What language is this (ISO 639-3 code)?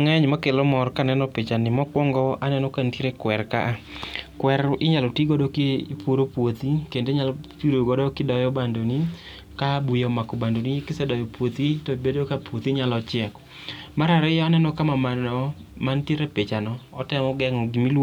luo